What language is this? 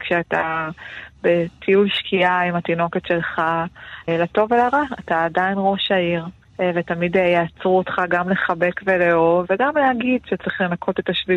Hebrew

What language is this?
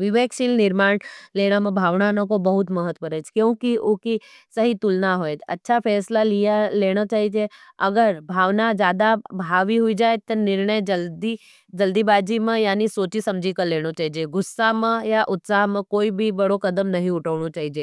Nimadi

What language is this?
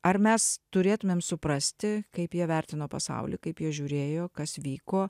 Lithuanian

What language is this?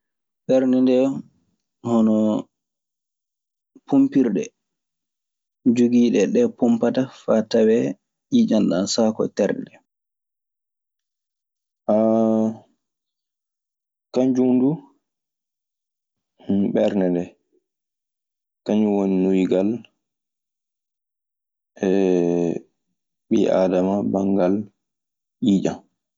Maasina Fulfulde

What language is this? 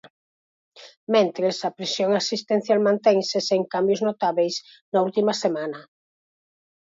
Galician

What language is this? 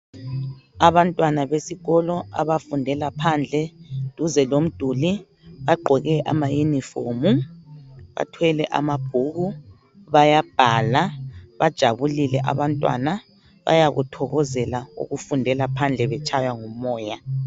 North Ndebele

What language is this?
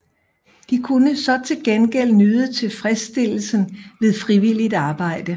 Danish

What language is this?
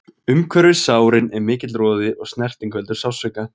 Icelandic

